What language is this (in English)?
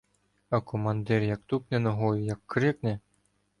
Ukrainian